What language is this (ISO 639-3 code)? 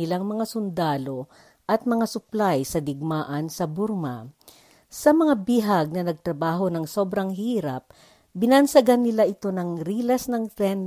fil